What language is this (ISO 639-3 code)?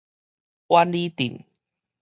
nan